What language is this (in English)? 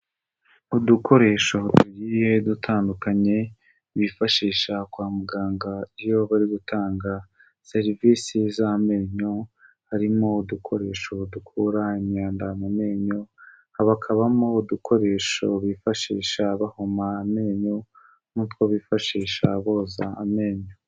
Kinyarwanda